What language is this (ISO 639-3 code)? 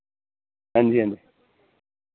doi